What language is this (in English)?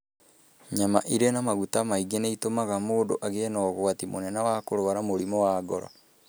Kikuyu